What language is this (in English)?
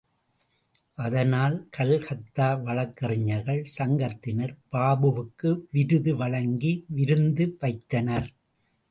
Tamil